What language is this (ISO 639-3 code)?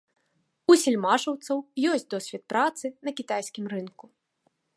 bel